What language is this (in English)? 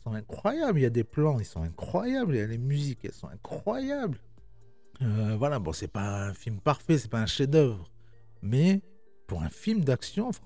French